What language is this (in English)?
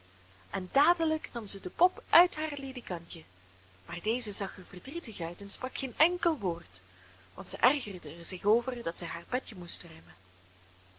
Dutch